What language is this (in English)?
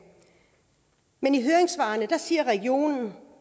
Danish